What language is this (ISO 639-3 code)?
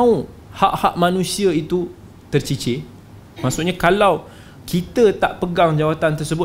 msa